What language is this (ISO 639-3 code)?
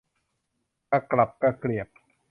tha